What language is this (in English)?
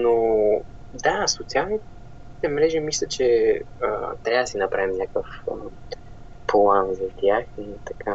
Bulgarian